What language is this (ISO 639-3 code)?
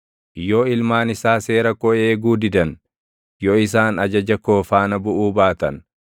orm